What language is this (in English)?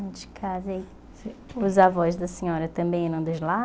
Portuguese